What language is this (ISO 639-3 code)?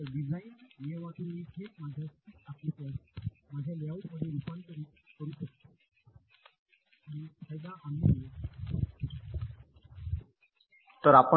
mar